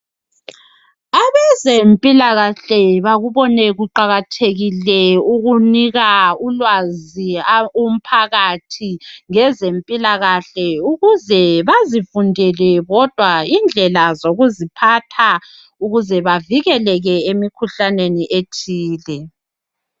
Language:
North Ndebele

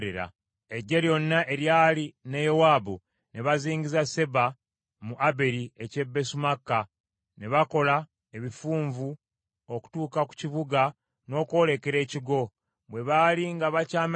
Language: Ganda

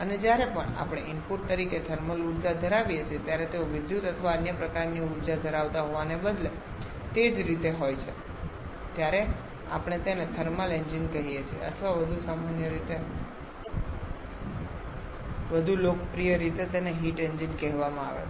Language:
Gujarati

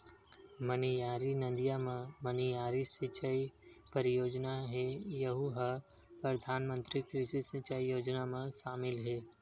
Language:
Chhattisgarhi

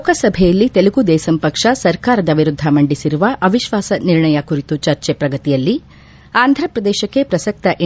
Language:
Kannada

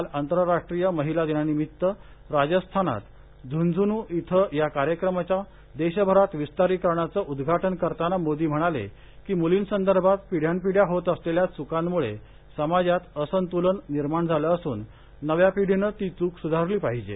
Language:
Marathi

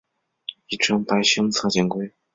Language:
Chinese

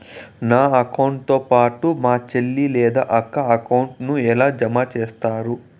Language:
Telugu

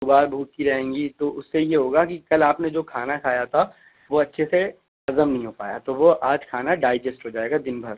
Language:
Urdu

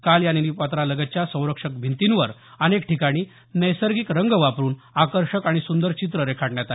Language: Marathi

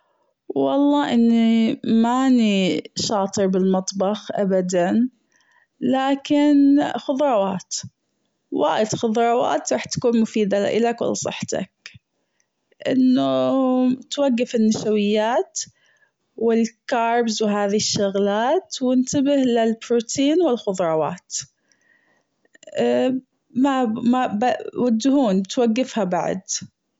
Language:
Gulf Arabic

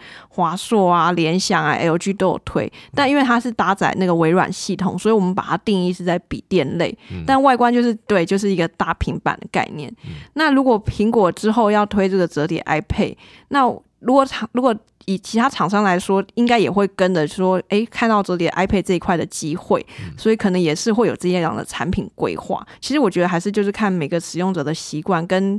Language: Chinese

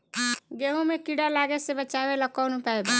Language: Bhojpuri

